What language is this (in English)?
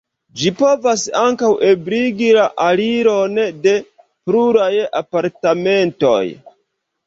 Esperanto